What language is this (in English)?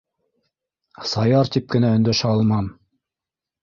Bashkir